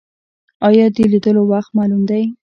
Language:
Pashto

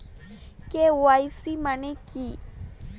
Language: Bangla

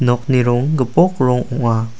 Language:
Garo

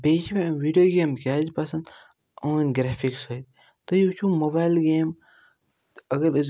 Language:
Kashmiri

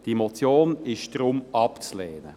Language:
Swiss German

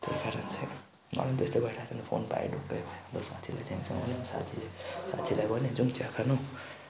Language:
Nepali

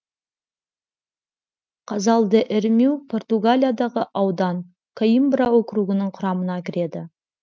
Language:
Kazakh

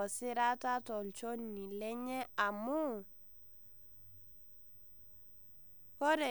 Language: Masai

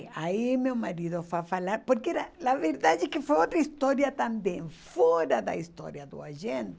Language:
Portuguese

